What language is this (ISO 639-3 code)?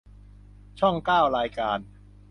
tha